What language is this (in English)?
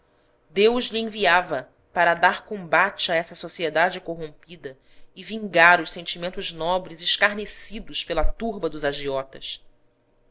Portuguese